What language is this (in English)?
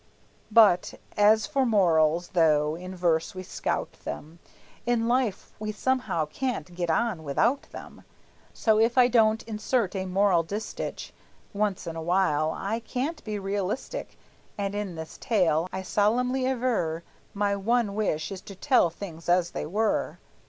English